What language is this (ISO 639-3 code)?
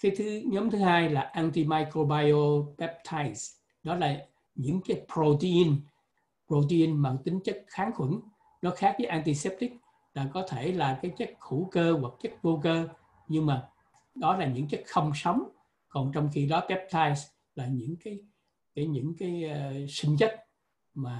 vie